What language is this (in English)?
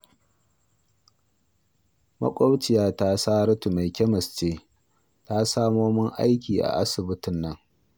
Hausa